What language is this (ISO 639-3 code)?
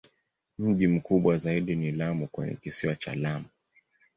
swa